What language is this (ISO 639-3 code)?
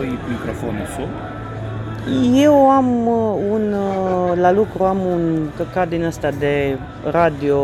ron